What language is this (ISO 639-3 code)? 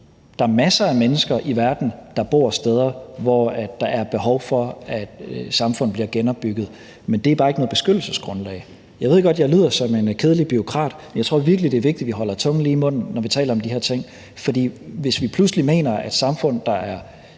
dan